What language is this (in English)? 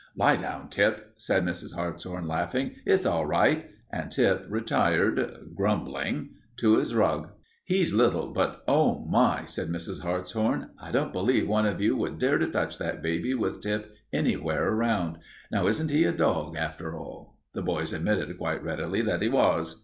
English